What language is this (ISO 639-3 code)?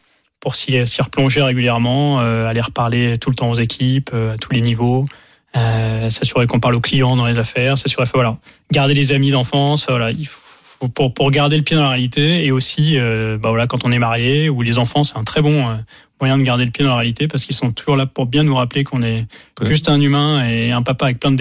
fra